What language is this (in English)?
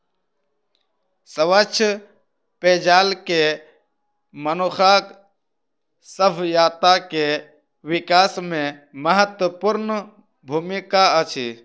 Maithili